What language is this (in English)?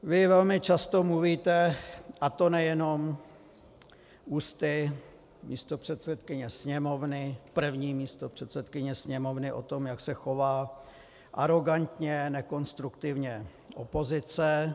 Czech